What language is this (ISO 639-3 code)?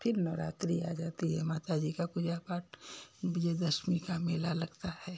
hin